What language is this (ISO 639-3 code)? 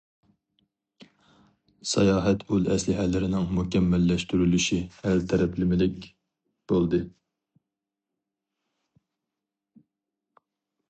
uig